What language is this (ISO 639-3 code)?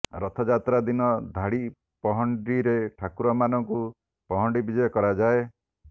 ori